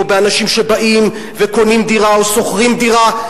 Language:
Hebrew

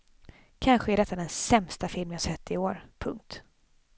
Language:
Swedish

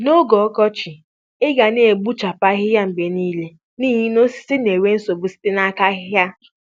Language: Igbo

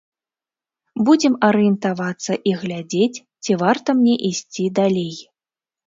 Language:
Belarusian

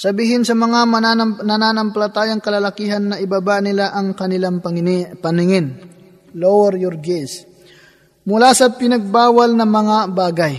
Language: Filipino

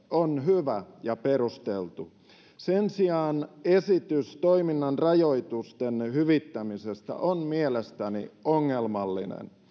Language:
Finnish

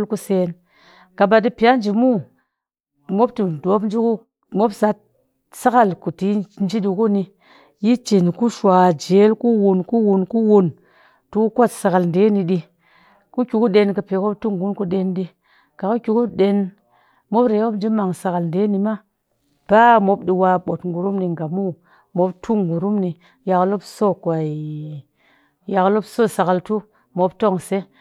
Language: Cakfem-Mushere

